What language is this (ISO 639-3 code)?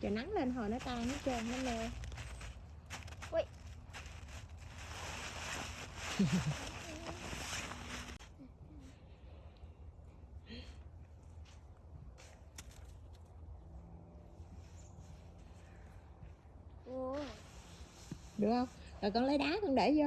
vie